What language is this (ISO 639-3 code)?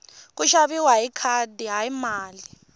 tso